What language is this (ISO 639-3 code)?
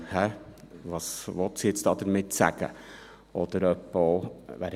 gsw